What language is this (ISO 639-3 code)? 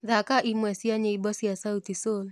kik